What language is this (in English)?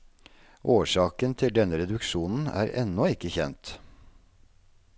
Norwegian